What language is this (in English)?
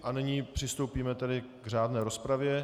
Czech